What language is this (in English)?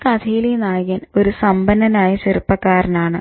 Malayalam